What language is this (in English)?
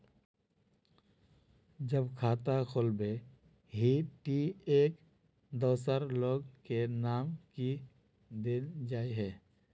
Magahi